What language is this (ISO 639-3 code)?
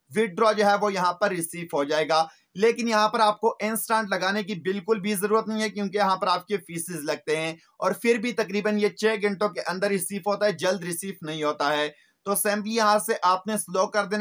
hin